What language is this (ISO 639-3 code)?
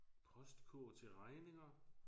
dan